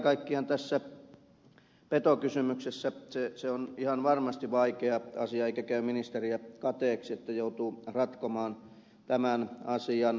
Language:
Finnish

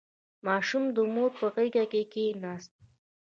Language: Pashto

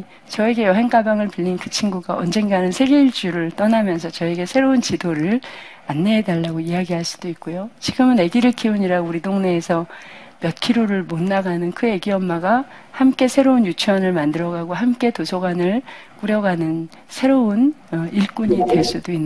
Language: Korean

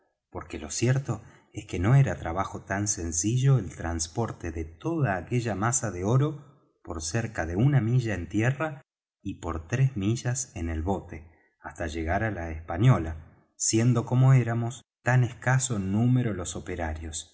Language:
Spanish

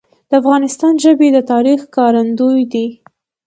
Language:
Pashto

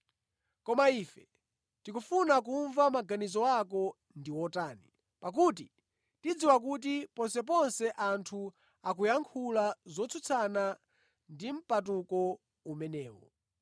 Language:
Nyanja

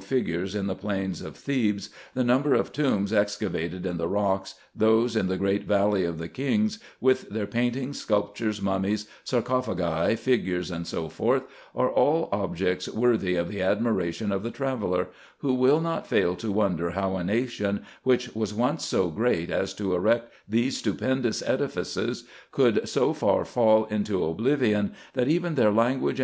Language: English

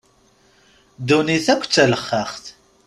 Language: Kabyle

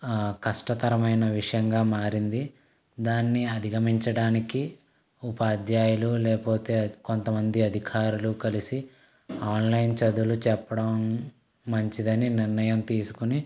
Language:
Telugu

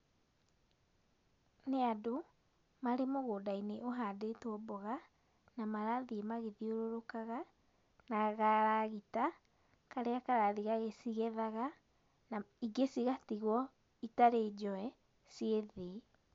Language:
Kikuyu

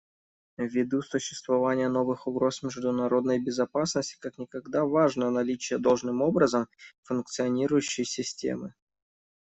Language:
Russian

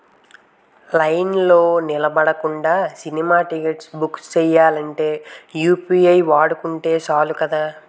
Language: Telugu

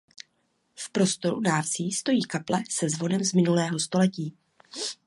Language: Czech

